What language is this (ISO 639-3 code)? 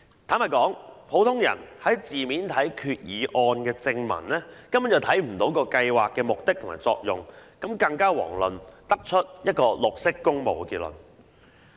yue